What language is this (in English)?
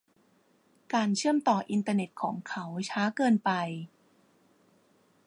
Thai